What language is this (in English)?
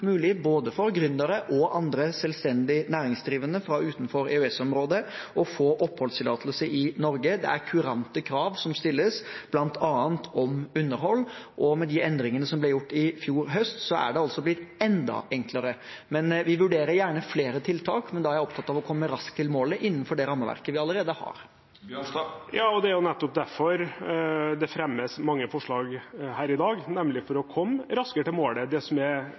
Norwegian Bokmål